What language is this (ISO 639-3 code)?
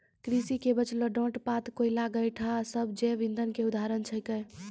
mai